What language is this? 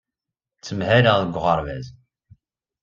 Kabyle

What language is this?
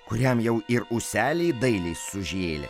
Lithuanian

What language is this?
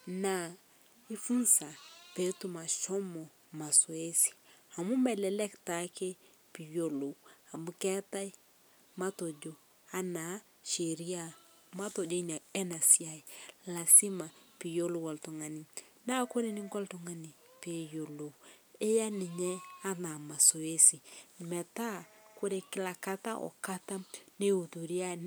Masai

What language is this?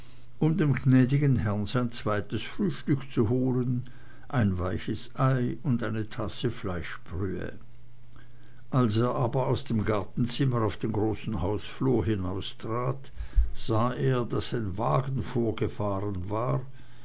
German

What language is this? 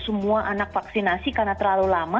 Indonesian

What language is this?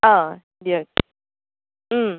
Assamese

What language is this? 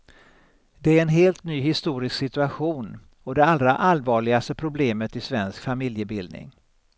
Swedish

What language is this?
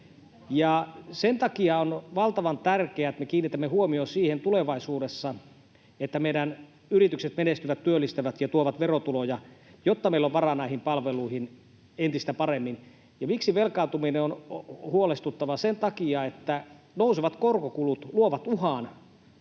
Finnish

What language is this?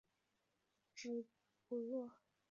Chinese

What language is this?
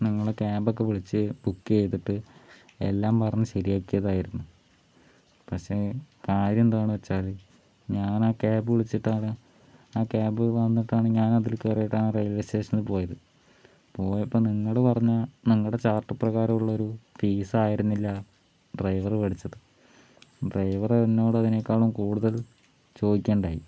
Malayalam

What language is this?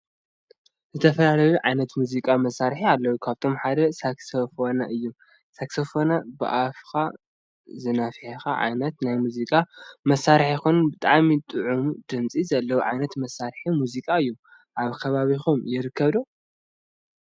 Tigrinya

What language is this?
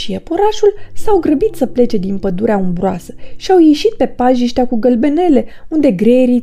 Romanian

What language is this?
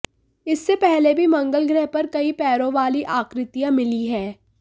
Hindi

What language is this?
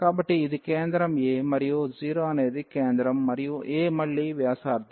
Telugu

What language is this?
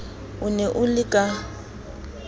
Southern Sotho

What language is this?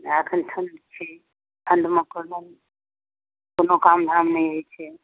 Maithili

